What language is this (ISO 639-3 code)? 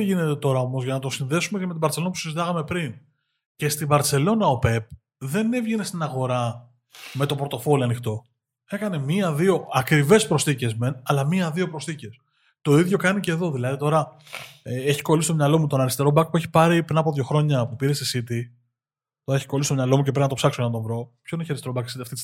ell